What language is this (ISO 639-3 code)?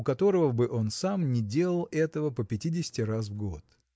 rus